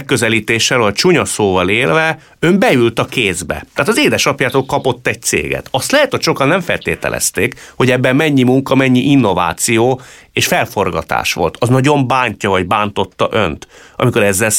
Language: Hungarian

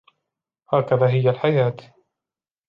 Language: Arabic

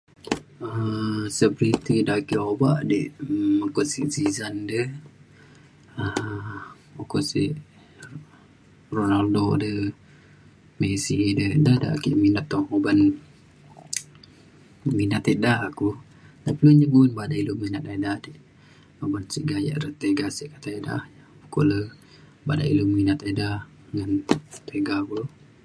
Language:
Mainstream Kenyah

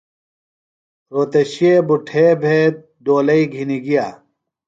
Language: Phalura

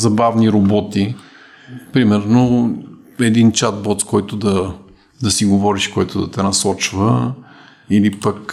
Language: Bulgarian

